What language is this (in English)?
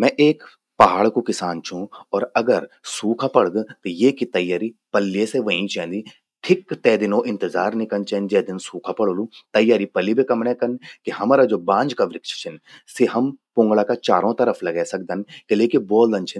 Garhwali